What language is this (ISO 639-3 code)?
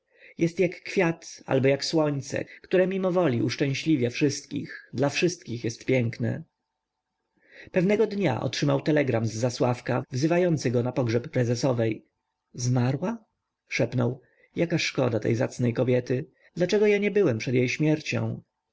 pol